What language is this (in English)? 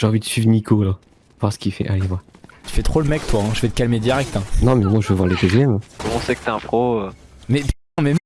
French